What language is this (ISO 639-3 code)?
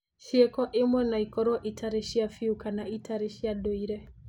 kik